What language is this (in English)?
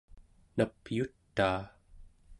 Central Yupik